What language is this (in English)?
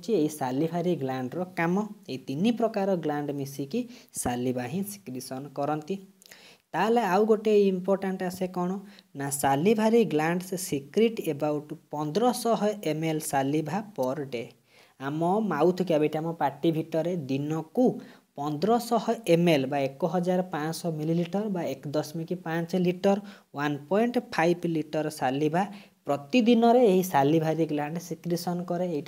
Hindi